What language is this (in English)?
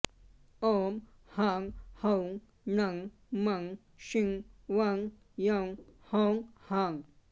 Sanskrit